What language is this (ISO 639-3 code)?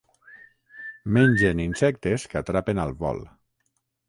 cat